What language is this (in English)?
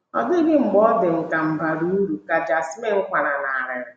Igbo